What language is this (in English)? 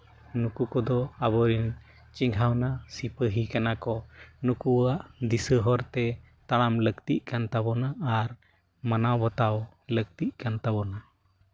Santali